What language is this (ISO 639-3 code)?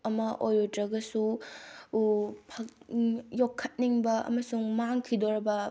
mni